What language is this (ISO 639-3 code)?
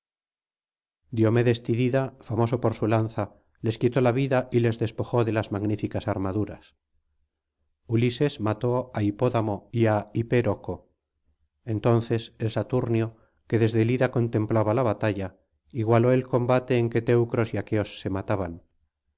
spa